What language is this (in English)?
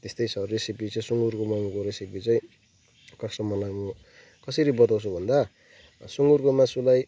Nepali